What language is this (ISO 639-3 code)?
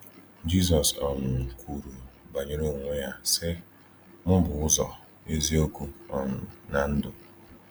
ibo